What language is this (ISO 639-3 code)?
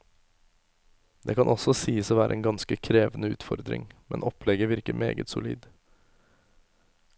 nor